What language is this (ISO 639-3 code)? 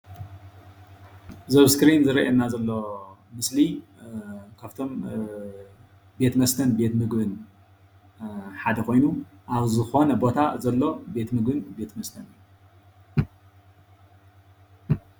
tir